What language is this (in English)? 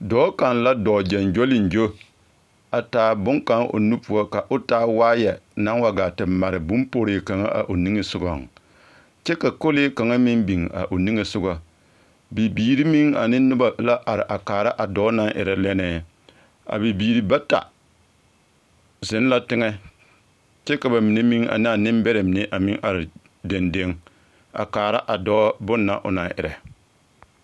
Southern Dagaare